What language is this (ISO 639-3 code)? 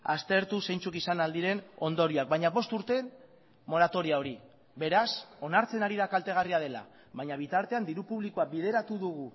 eus